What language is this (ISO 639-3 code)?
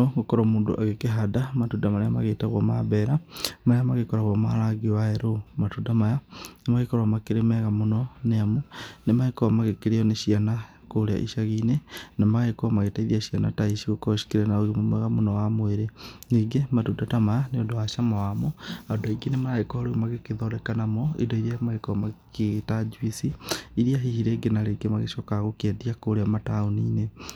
kik